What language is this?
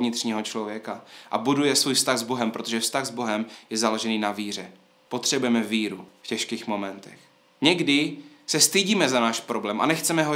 Czech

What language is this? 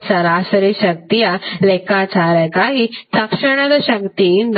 Kannada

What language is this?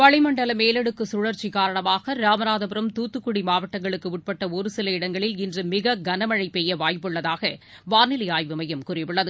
Tamil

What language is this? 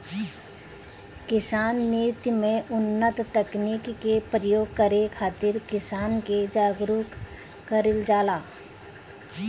Bhojpuri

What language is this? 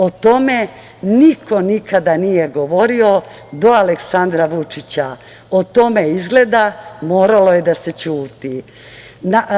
Serbian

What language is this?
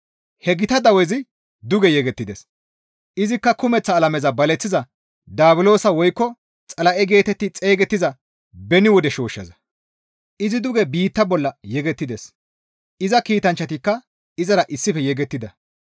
Gamo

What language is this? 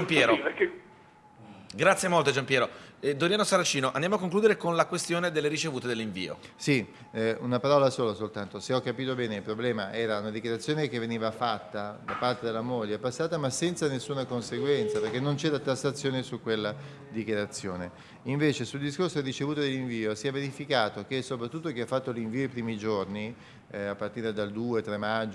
Italian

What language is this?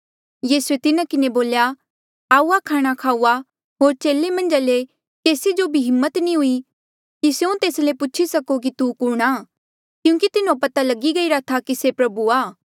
Mandeali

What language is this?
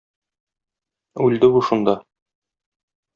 Tatar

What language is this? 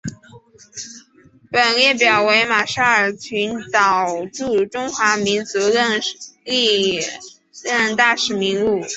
Chinese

